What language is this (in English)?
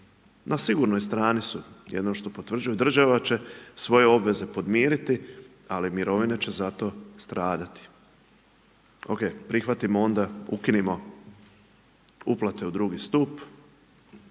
Croatian